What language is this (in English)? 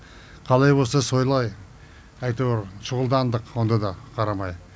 Kazakh